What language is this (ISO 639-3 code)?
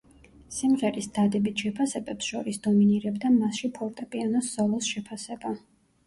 kat